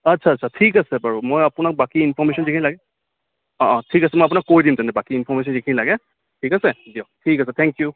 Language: Assamese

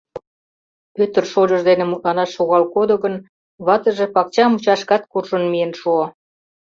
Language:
Mari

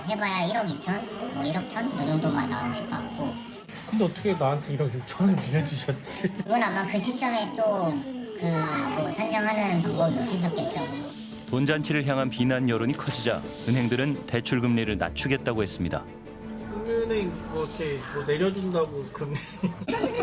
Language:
Korean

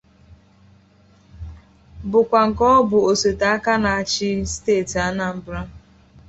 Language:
Igbo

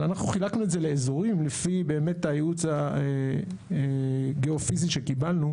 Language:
Hebrew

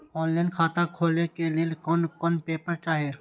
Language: Maithili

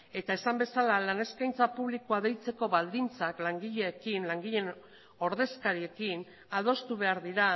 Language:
Basque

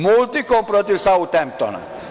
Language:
Serbian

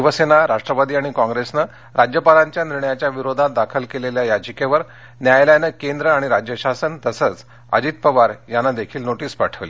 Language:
Marathi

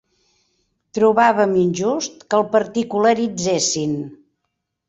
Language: Catalan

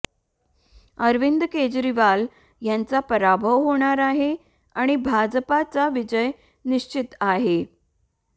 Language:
Marathi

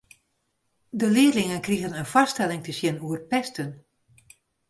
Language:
Western Frisian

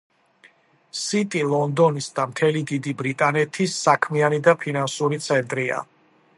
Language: Georgian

